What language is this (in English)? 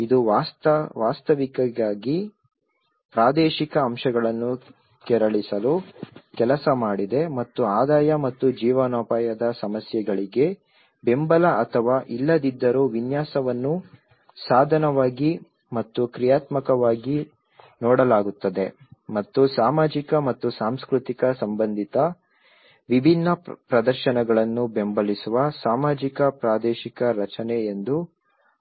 Kannada